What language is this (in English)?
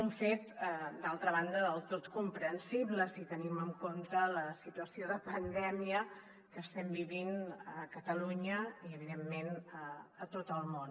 Catalan